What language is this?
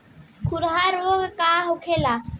Bhojpuri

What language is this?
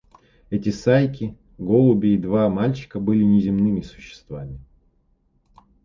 Russian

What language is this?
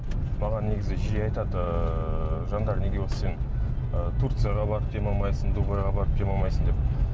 Kazakh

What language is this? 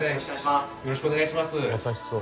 Japanese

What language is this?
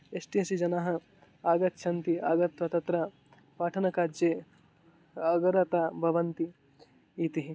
Sanskrit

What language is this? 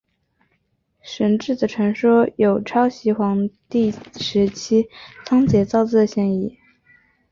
Chinese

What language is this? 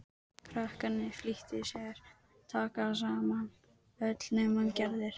Icelandic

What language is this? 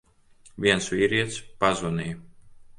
Latvian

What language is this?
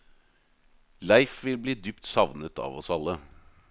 Norwegian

